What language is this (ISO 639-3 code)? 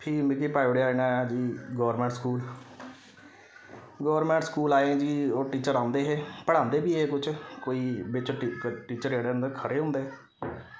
doi